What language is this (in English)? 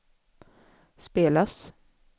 Swedish